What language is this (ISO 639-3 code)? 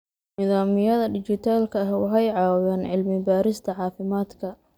som